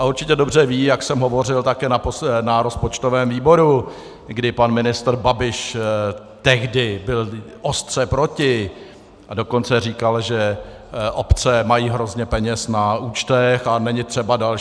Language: Czech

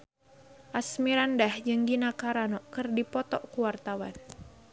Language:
Sundanese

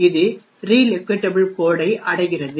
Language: Tamil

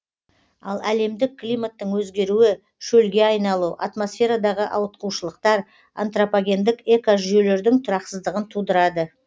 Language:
Kazakh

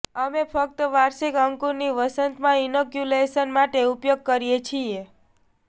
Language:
Gujarati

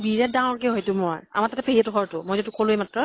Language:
Assamese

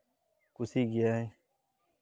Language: Santali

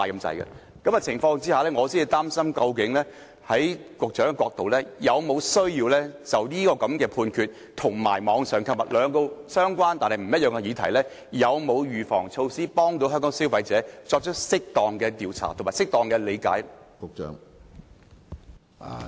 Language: Cantonese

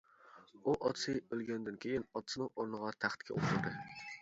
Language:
Uyghur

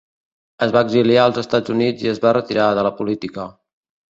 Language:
Catalan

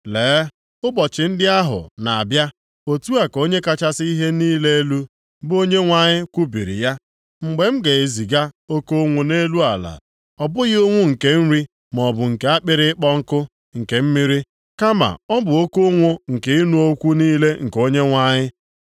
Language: Igbo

